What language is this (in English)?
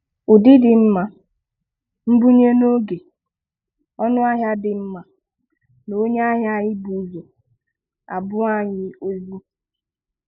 Igbo